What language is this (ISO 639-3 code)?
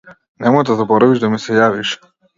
mkd